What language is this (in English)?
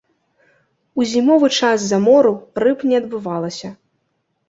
Belarusian